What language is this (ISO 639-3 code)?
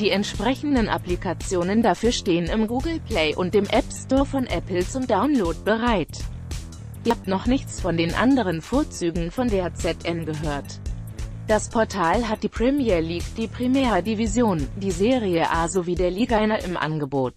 deu